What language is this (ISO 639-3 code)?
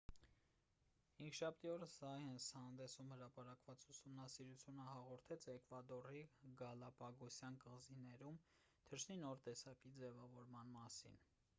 hye